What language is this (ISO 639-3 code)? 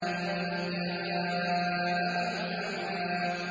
ara